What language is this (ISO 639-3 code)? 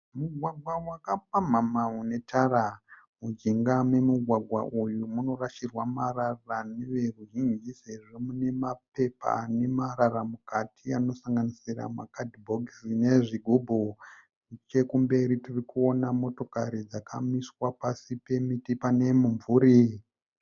sna